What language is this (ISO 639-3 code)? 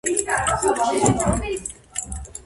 kat